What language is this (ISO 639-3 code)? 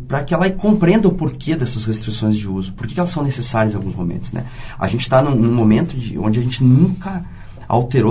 por